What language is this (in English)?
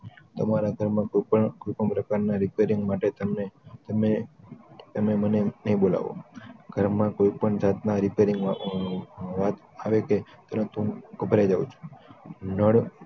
Gujarati